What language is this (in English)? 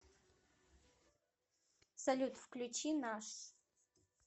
Russian